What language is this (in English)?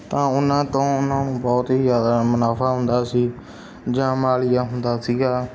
Punjabi